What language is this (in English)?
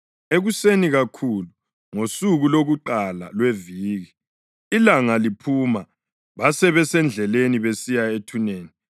North Ndebele